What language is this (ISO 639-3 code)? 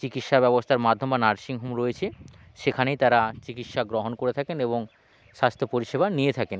ben